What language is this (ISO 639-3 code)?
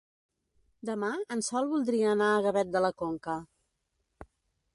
cat